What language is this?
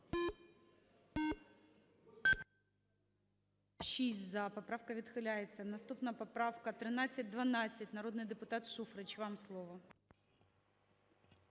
Ukrainian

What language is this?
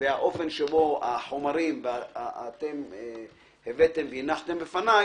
Hebrew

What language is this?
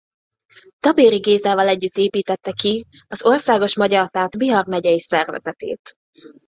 Hungarian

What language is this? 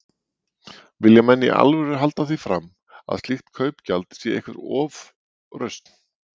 Icelandic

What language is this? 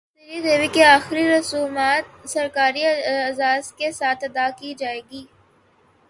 Urdu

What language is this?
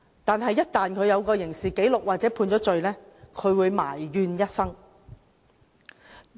Cantonese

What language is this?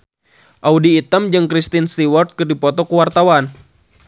Sundanese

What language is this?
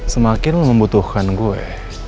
Indonesian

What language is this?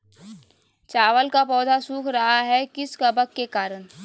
Magahi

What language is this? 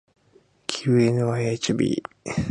Japanese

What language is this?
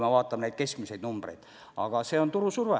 Estonian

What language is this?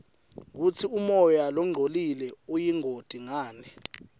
Swati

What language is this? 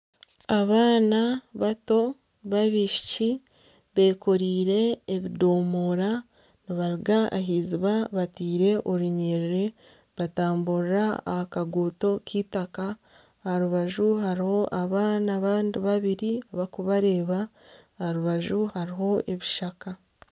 Nyankole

